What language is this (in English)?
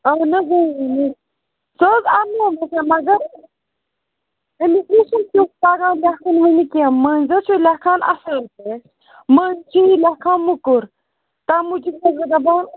Kashmiri